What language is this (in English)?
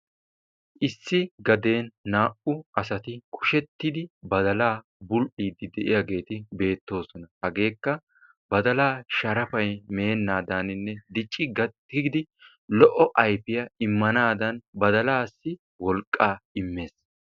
Wolaytta